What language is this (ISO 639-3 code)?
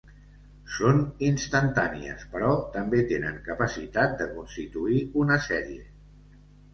cat